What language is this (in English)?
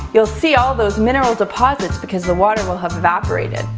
English